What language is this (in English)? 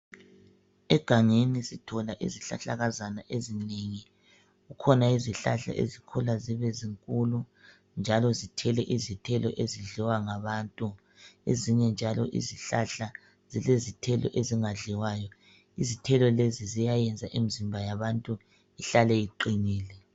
North Ndebele